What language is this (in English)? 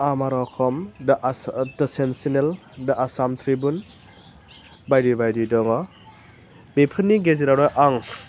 Bodo